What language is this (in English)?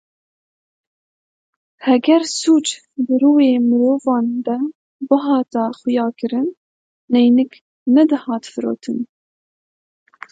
Kurdish